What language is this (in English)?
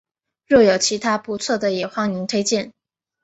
Chinese